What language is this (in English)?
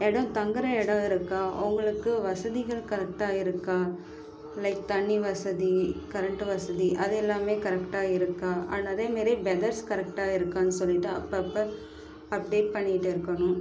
Tamil